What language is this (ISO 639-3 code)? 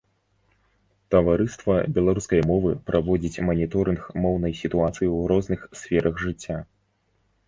bel